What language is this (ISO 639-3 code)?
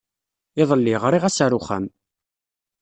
kab